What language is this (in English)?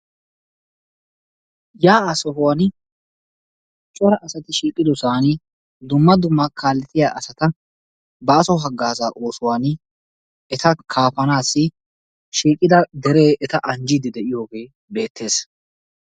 Wolaytta